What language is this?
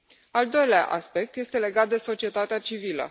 Romanian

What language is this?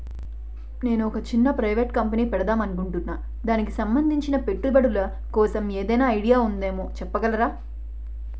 Telugu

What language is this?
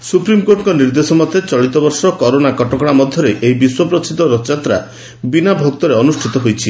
Odia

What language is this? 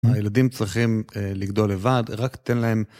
Hebrew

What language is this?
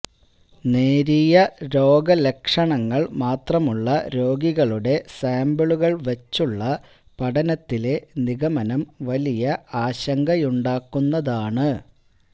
Malayalam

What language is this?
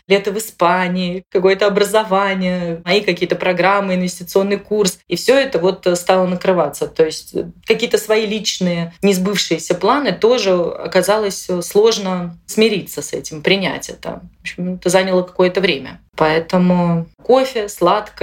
Russian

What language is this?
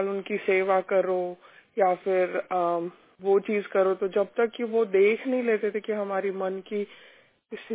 Hindi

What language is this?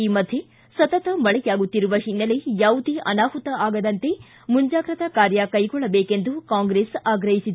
Kannada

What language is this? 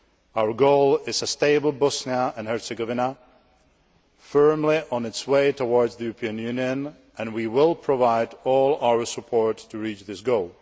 English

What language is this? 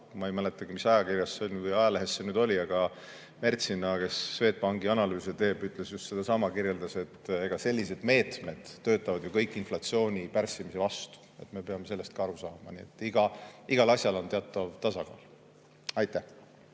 Estonian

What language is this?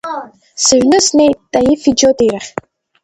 Abkhazian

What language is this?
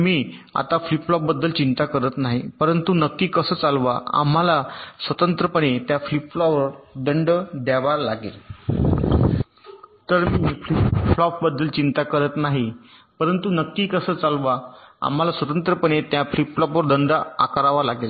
Marathi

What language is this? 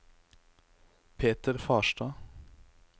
Norwegian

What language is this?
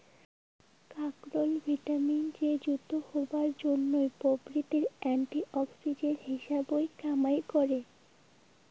Bangla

